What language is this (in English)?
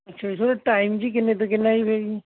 Punjabi